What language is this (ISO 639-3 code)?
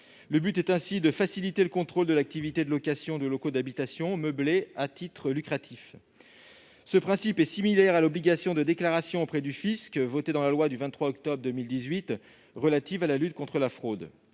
fra